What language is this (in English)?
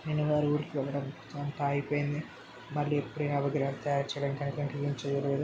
Telugu